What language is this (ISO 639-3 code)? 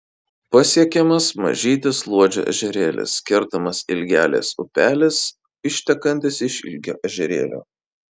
lit